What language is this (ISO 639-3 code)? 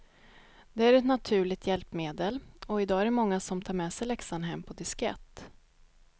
swe